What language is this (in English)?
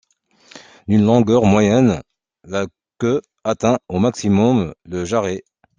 French